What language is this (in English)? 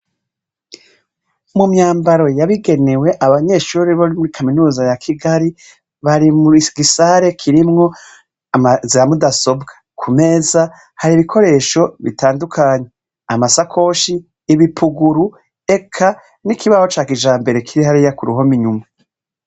Rundi